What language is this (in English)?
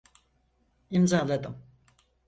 Turkish